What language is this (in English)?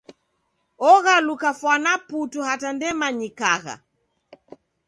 Taita